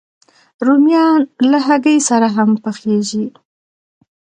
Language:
Pashto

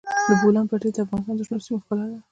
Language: Pashto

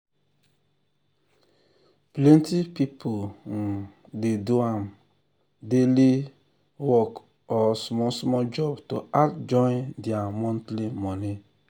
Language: Nigerian Pidgin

